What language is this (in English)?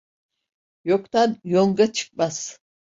Turkish